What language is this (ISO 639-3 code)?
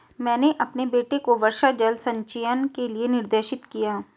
hin